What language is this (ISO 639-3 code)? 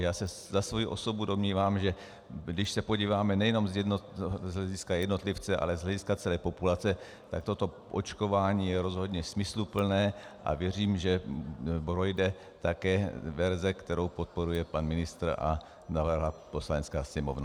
ces